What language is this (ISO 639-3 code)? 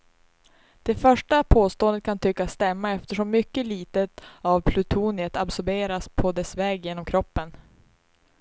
swe